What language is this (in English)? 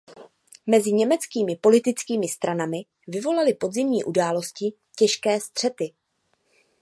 Czech